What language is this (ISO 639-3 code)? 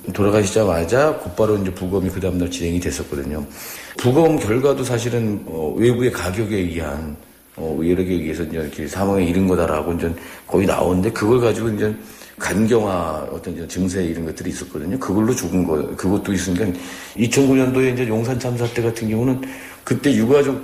kor